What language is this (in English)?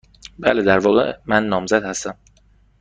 Persian